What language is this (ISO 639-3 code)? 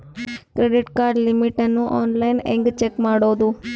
kan